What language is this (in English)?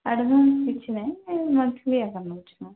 Odia